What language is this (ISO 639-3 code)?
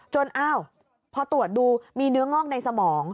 tha